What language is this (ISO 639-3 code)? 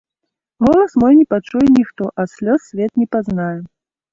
bel